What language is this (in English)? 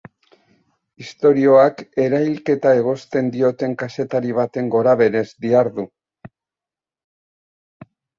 Basque